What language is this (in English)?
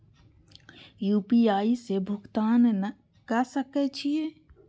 Maithili